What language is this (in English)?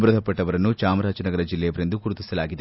Kannada